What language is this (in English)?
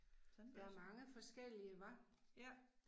Danish